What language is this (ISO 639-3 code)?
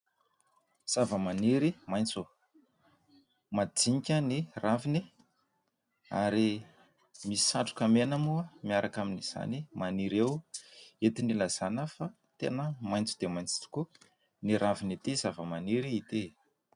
mlg